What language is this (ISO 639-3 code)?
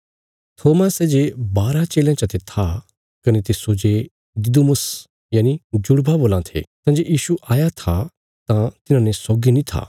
kfs